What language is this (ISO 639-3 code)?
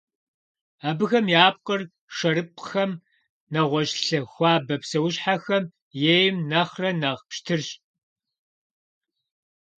kbd